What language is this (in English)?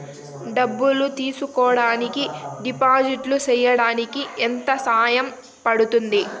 Telugu